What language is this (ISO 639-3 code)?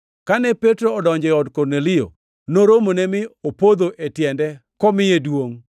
luo